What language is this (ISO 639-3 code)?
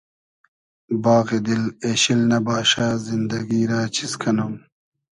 haz